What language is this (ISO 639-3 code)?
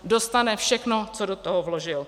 ces